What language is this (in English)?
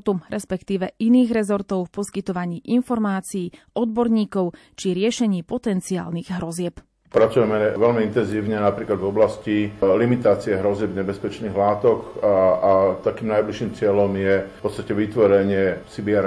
Slovak